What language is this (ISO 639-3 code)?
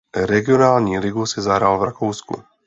ces